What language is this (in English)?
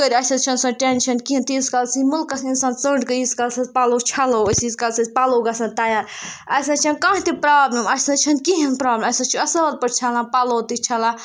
Kashmiri